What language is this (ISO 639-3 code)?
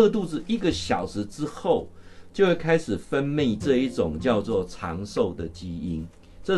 zho